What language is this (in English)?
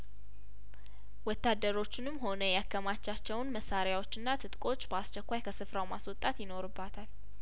Amharic